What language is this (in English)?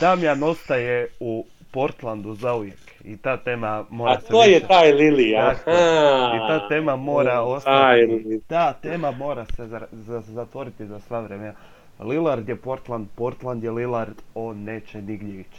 Croatian